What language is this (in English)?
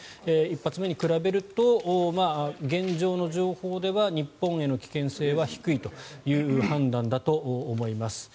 Japanese